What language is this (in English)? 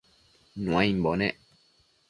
Matsés